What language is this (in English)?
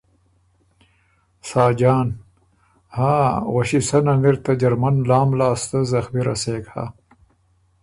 Ormuri